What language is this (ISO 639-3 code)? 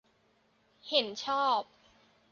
tha